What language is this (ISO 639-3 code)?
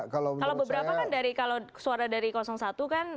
ind